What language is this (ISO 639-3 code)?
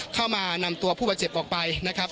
tha